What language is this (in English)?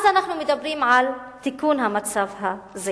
Hebrew